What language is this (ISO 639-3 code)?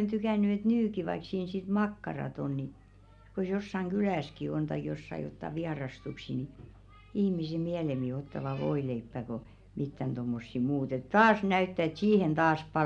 fin